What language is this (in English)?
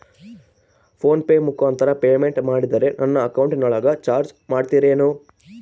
Kannada